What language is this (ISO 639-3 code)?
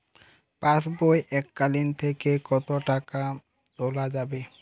ben